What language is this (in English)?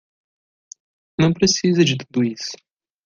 Portuguese